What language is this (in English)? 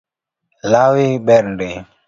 Luo (Kenya and Tanzania)